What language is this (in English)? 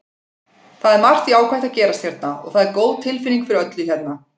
Icelandic